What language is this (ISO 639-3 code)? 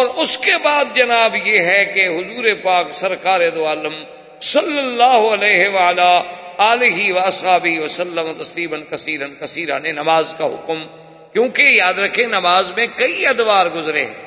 urd